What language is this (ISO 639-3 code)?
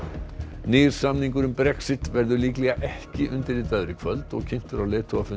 isl